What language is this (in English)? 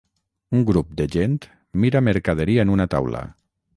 Catalan